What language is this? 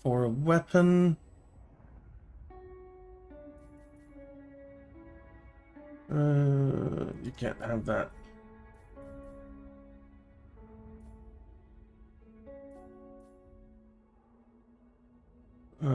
English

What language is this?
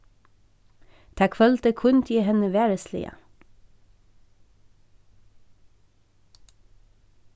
Faroese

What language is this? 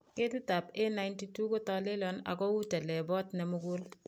Kalenjin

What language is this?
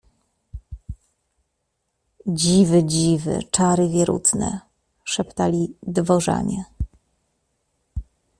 Polish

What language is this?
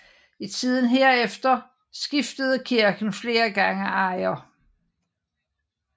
Danish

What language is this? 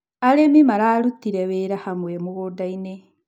Kikuyu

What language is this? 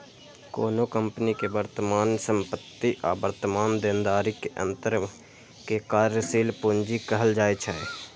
Maithili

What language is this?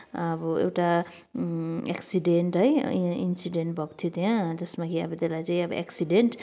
Nepali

